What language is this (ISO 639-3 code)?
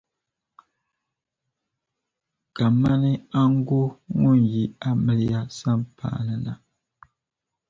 dag